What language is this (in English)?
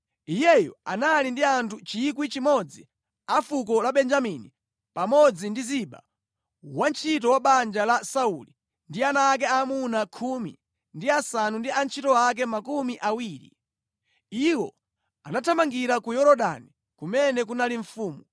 Nyanja